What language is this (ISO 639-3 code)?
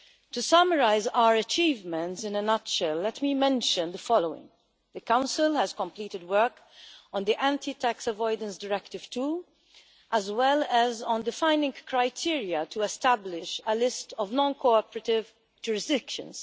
eng